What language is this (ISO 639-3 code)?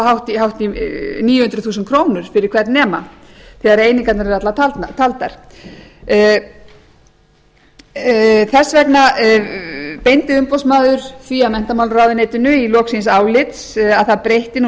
isl